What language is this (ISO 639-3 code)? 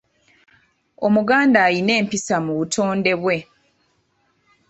lug